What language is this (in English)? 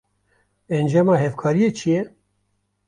Kurdish